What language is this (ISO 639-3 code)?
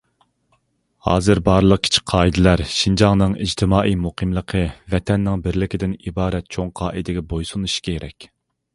uig